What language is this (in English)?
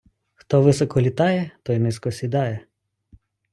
Ukrainian